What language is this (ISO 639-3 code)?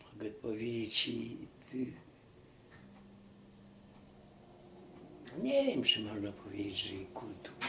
pol